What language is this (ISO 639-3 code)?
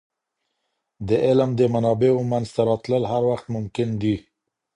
pus